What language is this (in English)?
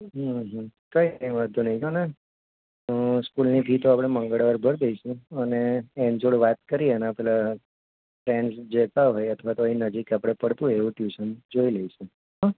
Gujarati